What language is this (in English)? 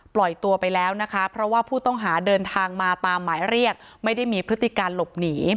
Thai